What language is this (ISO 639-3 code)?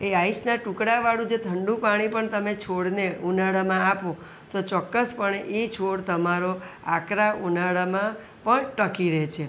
guj